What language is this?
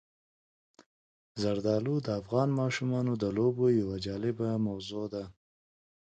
Pashto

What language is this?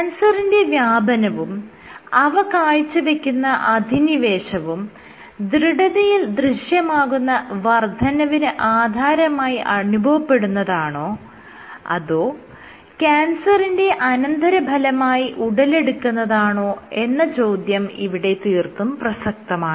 Malayalam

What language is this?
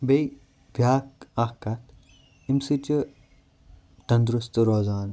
Kashmiri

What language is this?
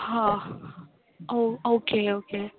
Konkani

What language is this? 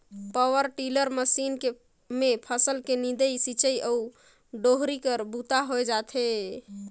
Chhattisgarhi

